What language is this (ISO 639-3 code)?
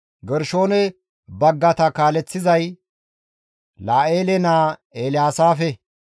gmv